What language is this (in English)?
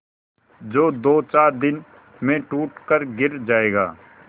Hindi